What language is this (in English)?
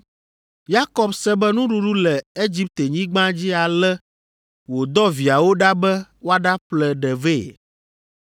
Ewe